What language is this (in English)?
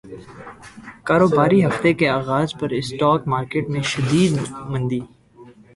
Urdu